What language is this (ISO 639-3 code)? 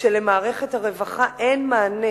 heb